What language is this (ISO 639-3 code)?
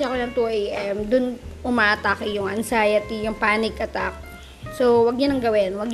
fil